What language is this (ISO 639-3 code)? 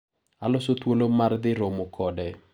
luo